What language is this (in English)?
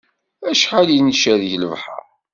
Kabyle